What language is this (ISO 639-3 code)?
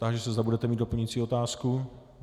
ces